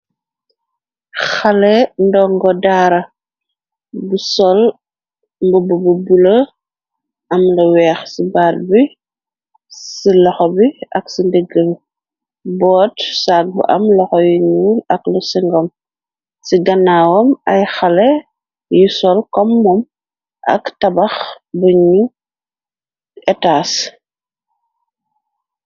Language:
Wolof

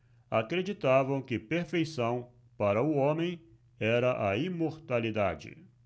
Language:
Portuguese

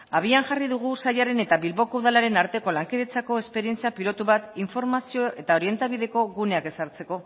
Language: Basque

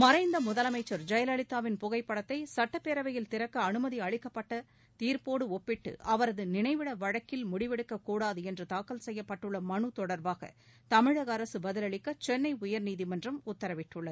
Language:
Tamil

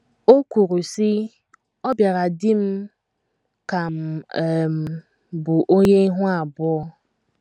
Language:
Igbo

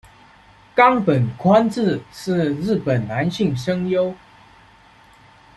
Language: Chinese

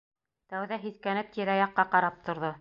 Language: Bashkir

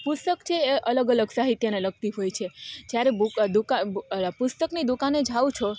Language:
Gujarati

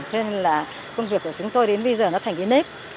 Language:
Vietnamese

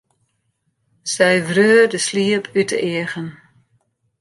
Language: Western Frisian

